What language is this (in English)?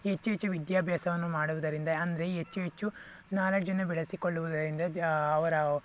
Kannada